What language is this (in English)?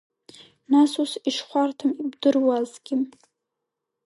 Abkhazian